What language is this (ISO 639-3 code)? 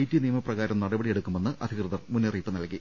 mal